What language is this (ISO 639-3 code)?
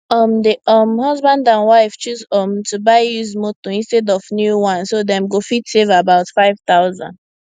pcm